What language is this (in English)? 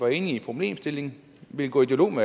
Danish